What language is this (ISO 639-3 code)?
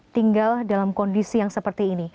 ind